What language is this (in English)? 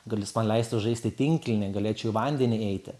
Lithuanian